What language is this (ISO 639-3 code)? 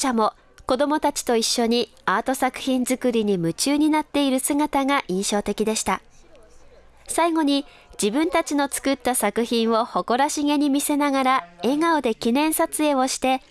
jpn